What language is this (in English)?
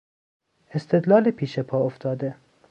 Persian